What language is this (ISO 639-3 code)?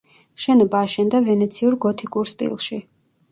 kat